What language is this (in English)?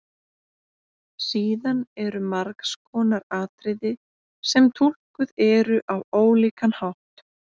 Icelandic